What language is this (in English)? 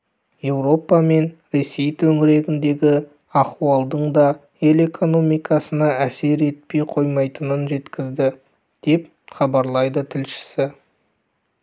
Kazakh